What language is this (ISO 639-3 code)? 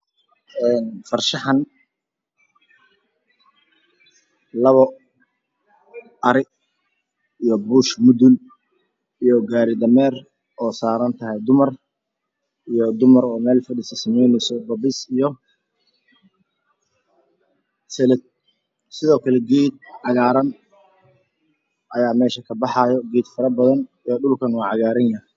som